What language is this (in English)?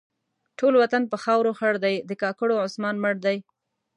Pashto